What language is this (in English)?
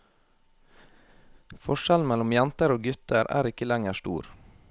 Norwegian